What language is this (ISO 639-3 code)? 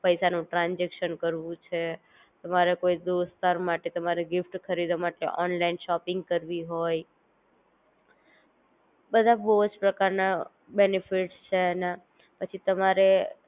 guj